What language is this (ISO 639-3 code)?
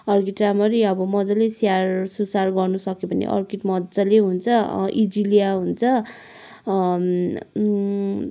nep